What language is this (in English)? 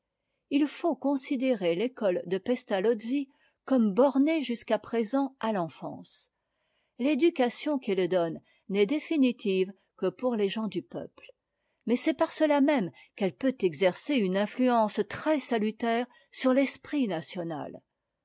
French